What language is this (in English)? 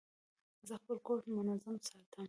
Pashto